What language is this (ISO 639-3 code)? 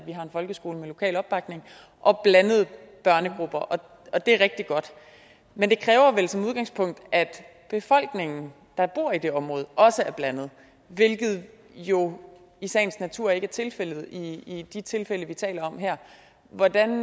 dan